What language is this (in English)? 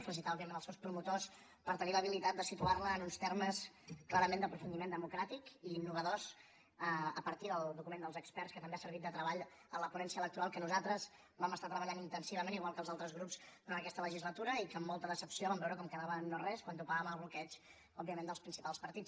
Catalan